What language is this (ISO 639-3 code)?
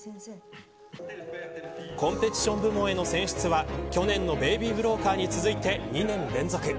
jpn